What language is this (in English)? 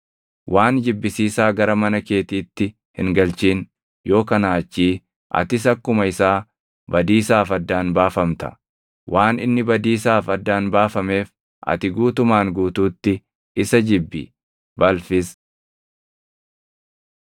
Oromo